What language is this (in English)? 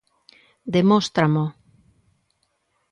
Galician